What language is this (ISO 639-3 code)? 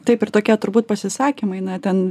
lit